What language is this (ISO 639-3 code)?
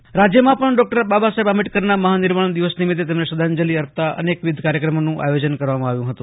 guj